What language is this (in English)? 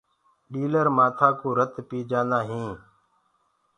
Gurgula